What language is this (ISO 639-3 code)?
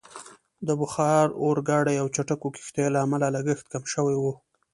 pus